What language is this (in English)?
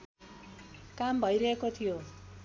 Nepali